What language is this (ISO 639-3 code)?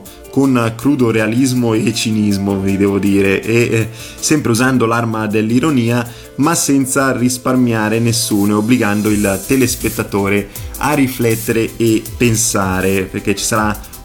ita